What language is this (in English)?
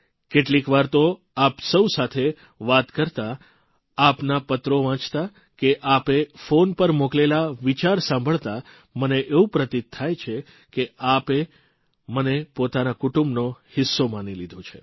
Gujarati